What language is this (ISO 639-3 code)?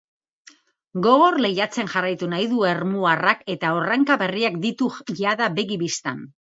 eus